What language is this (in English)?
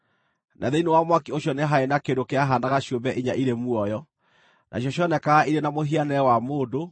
Kikuyu